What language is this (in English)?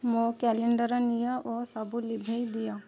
Odia